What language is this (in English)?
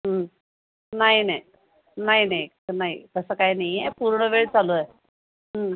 Marathi